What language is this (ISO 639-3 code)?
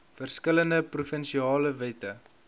afr